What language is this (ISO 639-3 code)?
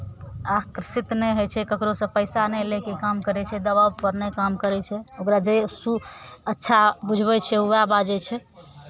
mai